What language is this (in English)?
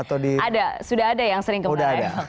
Indonesian